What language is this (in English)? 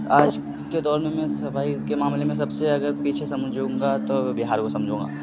Urdu